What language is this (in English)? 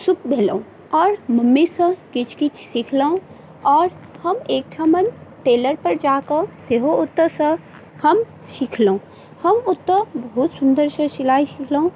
Maithili